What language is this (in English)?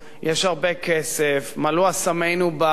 Hebrew